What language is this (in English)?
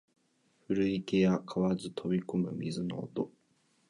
Japanese